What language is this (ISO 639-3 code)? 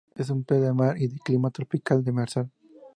spa